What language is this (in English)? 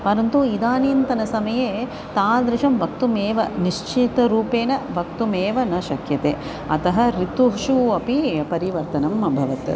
Sanskrit